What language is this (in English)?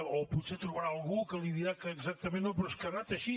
Catalan